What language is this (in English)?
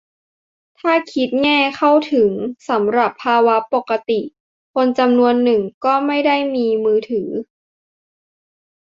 Thai